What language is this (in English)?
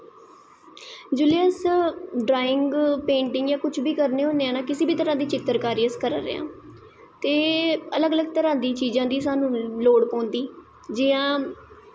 Dogri